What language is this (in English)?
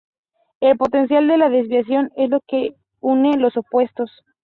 Spanish